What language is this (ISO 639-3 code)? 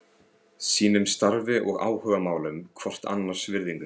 isl